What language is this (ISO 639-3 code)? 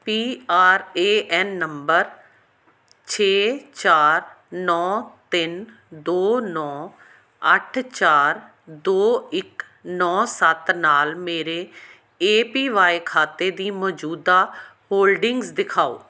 pan